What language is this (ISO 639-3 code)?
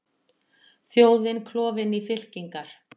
isl